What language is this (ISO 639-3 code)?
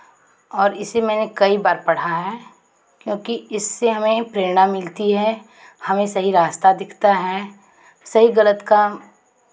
hin